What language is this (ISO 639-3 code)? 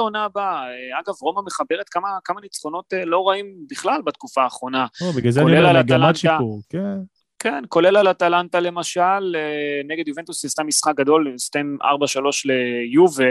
heb